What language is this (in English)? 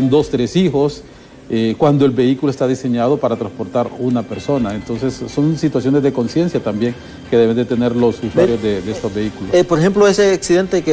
Spanish